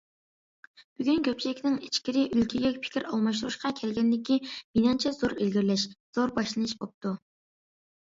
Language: Uyghur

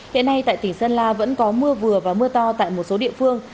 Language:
Vietnamese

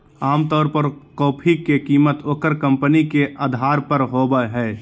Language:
Magahi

